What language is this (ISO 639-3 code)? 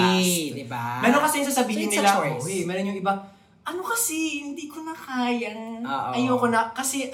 fil